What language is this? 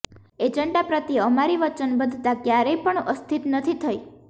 Gujarati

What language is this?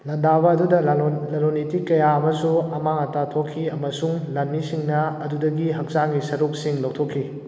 Manipuri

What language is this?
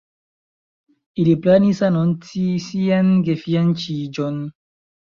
Esperanto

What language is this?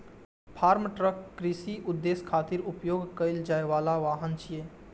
Maithili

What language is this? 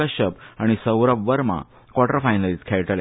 Konkani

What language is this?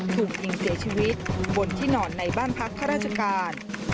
Thai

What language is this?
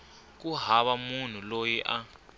Tsonga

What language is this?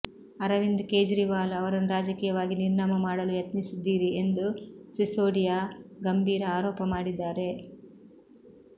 Kannada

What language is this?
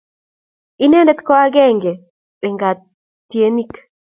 Kalenjin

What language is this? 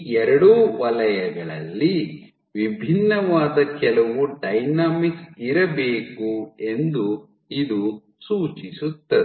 Kannada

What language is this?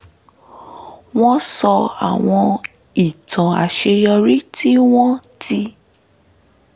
Yoruba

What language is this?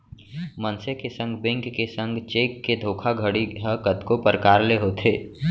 Chhattisgarhi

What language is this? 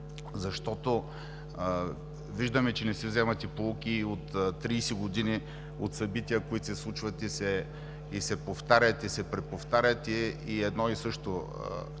Bulgarian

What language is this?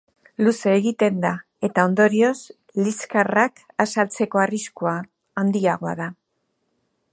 Basque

